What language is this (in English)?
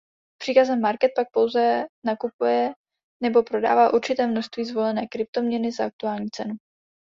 Czech